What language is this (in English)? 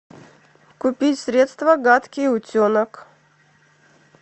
Russian